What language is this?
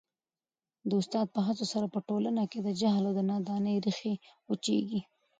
Pashto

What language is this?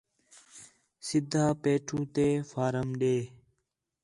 Khetrani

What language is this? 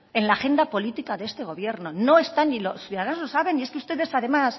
Spanish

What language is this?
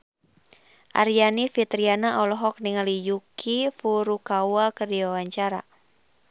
Sundanese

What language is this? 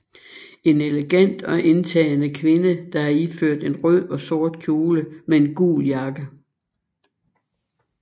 Danish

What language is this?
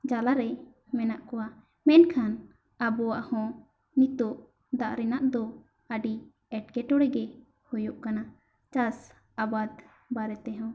Santali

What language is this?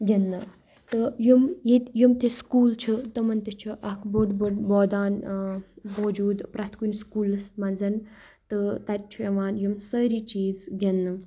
Kashmiri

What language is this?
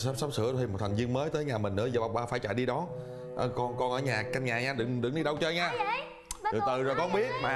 Vietnamese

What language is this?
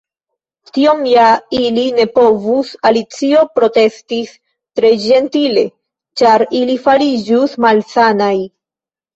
Esperanto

